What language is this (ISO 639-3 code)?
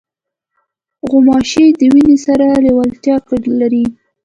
pus